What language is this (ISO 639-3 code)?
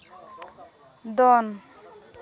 sat